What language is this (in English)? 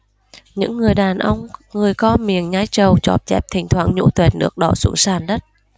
Vietnamese